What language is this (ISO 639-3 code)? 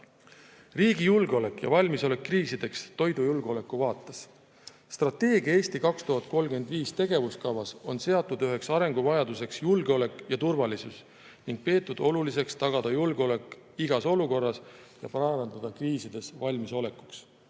est